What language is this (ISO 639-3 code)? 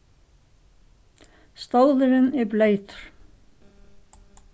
fao